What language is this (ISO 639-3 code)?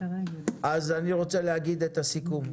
heb